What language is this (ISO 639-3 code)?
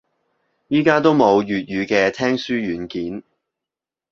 yue